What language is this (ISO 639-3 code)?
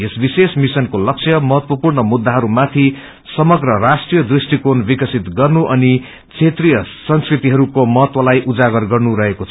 nep